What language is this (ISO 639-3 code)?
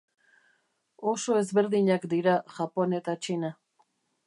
eus